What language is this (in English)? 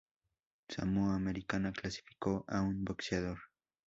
Spanish